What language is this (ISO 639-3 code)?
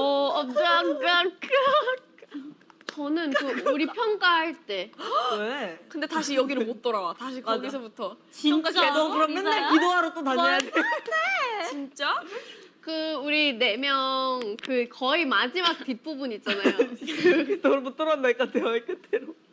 kor